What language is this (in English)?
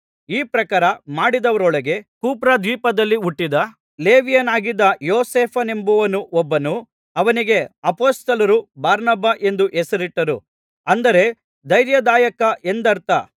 Kannada